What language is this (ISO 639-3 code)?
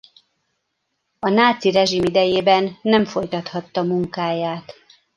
hun